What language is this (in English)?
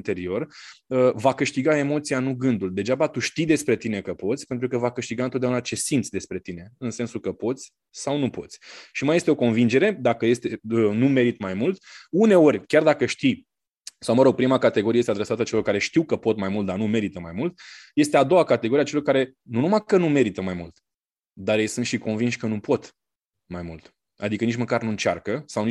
Romanian